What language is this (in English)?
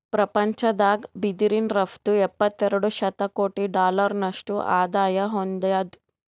Kannada